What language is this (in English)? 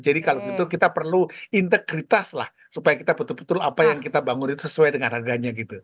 Indonesian